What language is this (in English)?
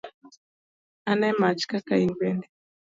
Luo (Kenya and Tanzania)